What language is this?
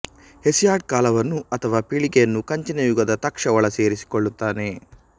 Kannada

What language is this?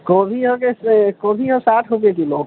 Maithili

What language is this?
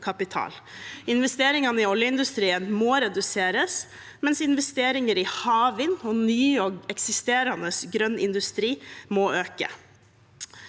Norwegian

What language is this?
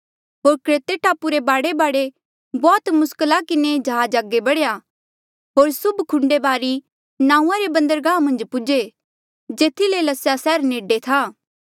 Mandeali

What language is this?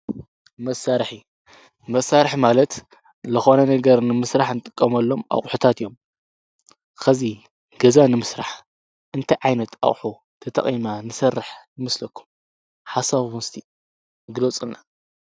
Tigrinya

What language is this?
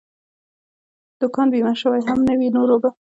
Pashto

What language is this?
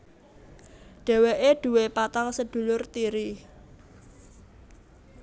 Javanese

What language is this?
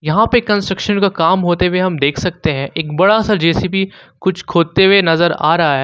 Hindi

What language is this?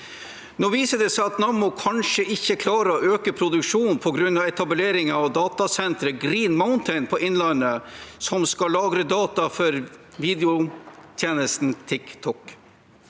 Norwegian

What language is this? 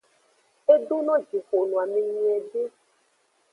Aja (Benin)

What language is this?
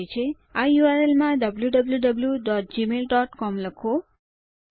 Gujarati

